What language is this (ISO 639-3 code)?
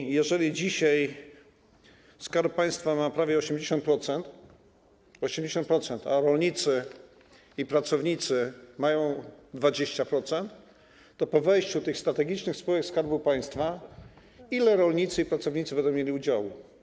pol